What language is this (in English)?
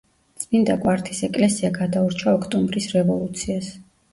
Georgian